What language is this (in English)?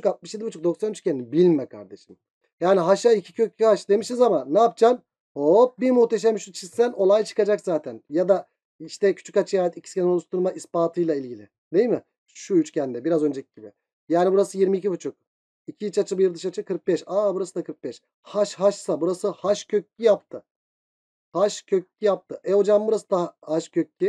Turkish